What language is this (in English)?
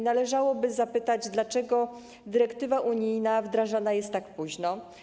Polish